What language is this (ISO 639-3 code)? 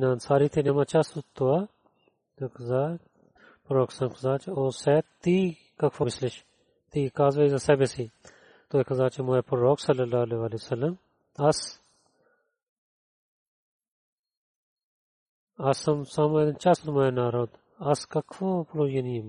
bul